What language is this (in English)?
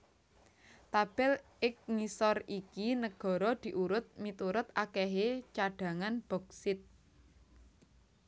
Javanese